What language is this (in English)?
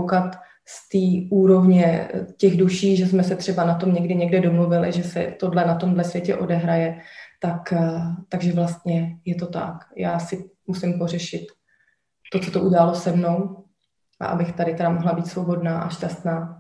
Czech